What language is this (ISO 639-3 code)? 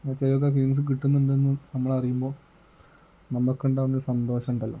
mal